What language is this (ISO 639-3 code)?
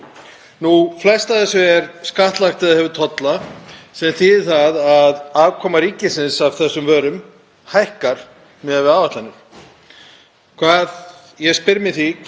isl